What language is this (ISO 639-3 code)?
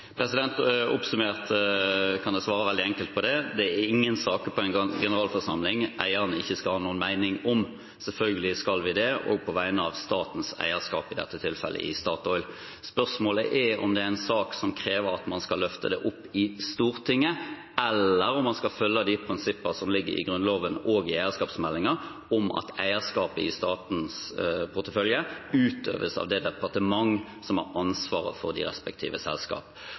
nor